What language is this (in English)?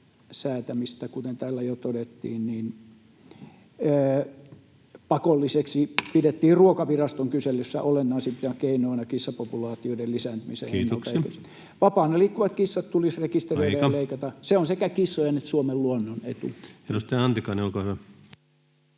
Finnish